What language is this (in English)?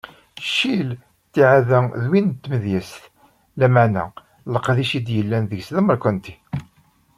Kabyle